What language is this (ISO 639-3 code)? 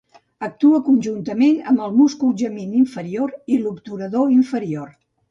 cat